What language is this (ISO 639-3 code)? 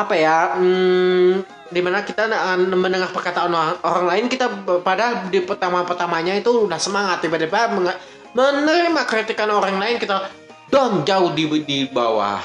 ind